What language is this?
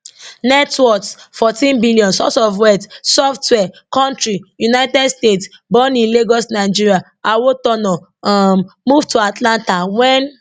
Nigerian Pidgin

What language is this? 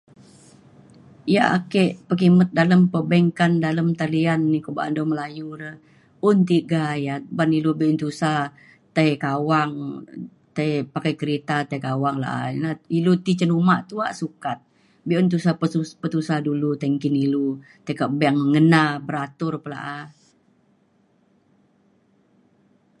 Mainstream Kenyah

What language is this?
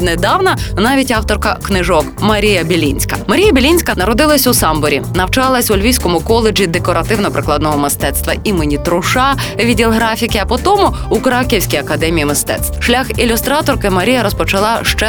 Ukrainian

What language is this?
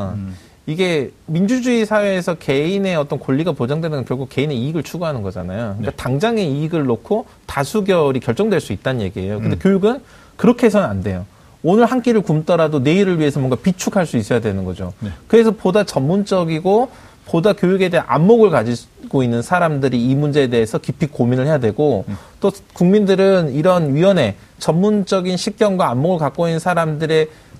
Korean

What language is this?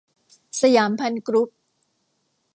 Thai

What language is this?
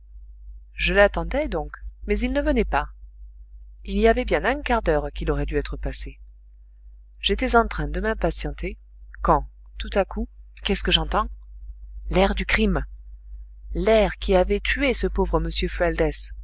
French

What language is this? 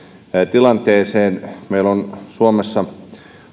Finnish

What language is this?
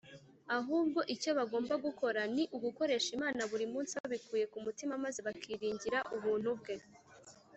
Kinyarwanda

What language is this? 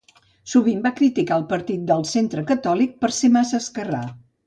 Catalan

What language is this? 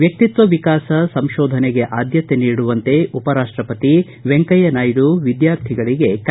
Kannada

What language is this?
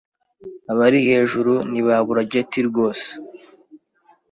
Kinyarwanda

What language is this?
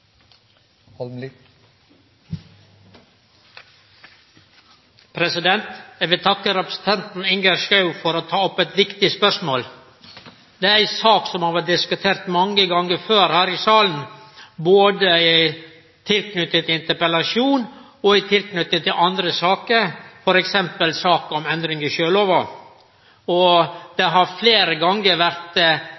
Norwegian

